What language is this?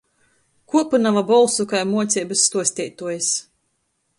Latgalian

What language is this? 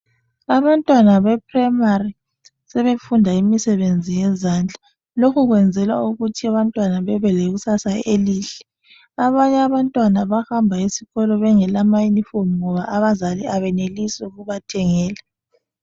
North Ndebele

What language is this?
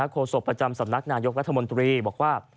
Thai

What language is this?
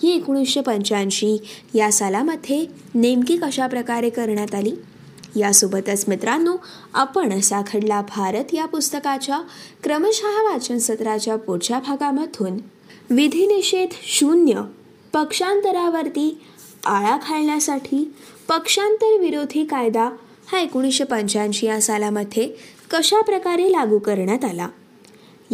Marathi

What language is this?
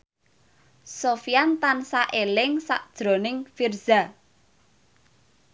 Javanese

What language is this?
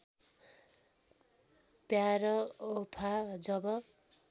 Nepali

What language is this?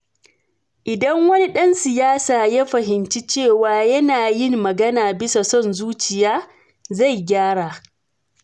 Hausa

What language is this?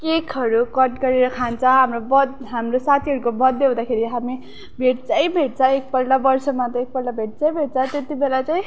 Nepali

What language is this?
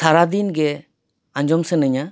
Santali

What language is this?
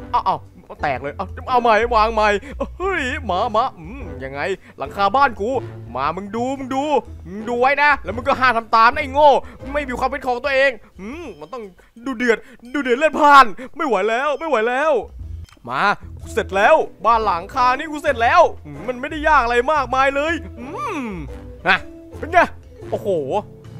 Thai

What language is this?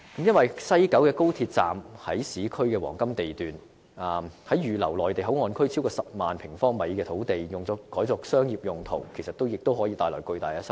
Cantonese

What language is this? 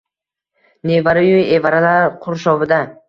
Uzbek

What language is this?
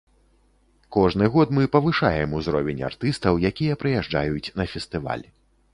Belarusian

